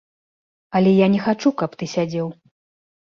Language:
Belarusian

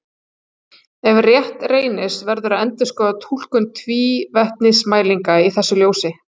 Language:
Icelandic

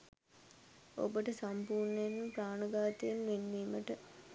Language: Sinhala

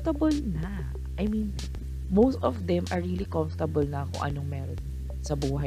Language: Filipino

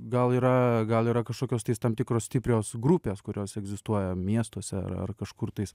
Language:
Lithuanian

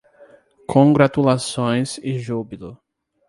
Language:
Portuguese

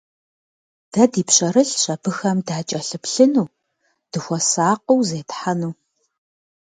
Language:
Kabardian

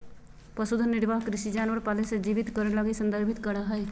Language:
Magahi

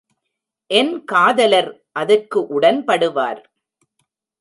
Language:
Tamil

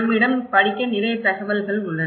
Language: Tamil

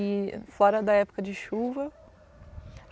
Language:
Portuguese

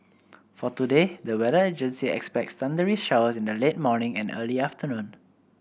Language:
English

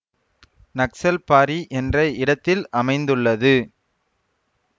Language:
Tamil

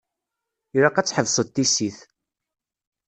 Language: Kabyle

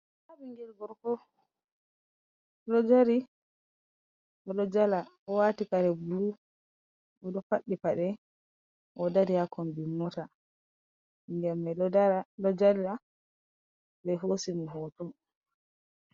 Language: Fula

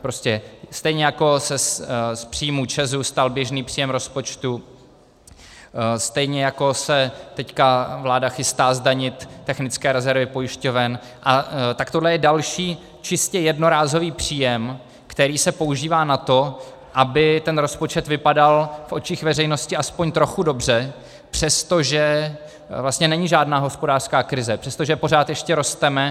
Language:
Czech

